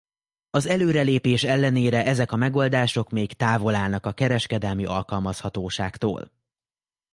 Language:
Hungarian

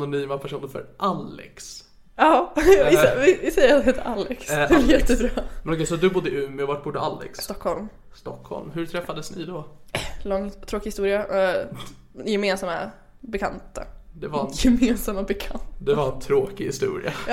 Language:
Swedish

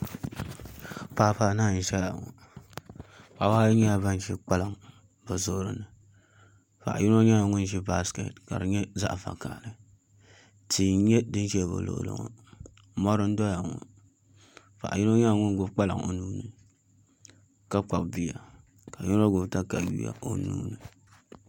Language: Dagbani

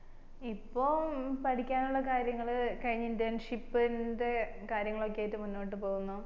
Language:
Malayalam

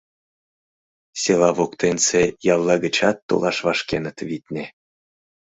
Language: Mari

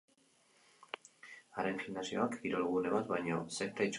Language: Basque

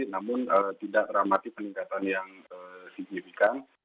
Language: Indonesian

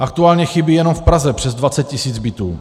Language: Czech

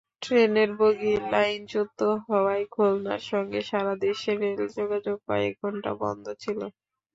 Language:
Bangla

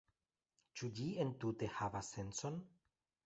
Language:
Esperanto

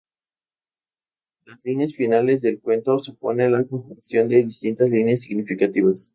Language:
Spanish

